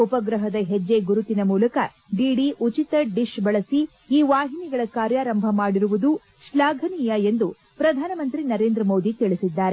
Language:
Kannada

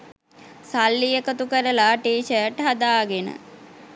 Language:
Sinhala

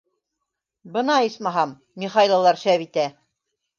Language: Bashkir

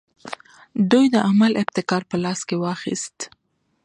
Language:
Pashto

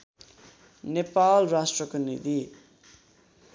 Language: Nepali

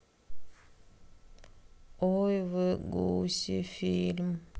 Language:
Russian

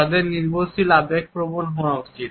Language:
Bangla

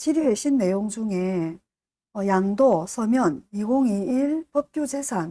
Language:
Korean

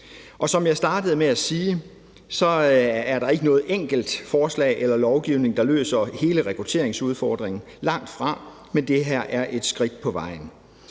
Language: Danish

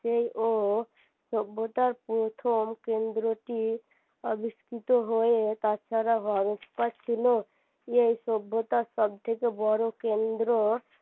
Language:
Bangla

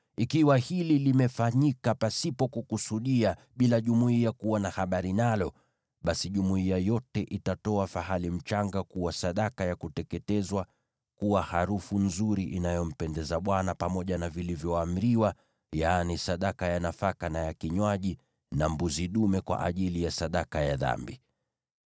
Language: Swahili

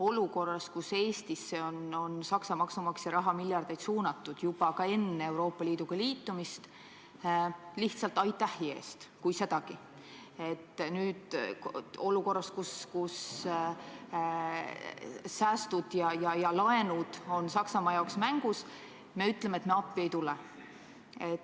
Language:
Estonian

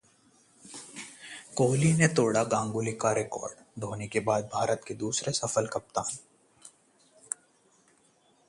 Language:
Hindi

